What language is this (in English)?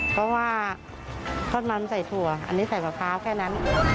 Thai